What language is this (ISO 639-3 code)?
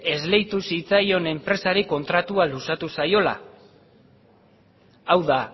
eus